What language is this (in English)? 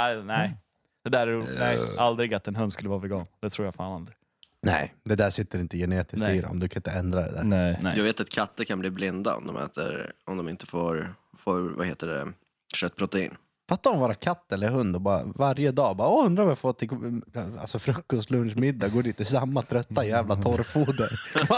Swedish